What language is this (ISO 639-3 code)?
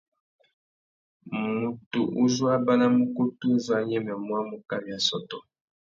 bag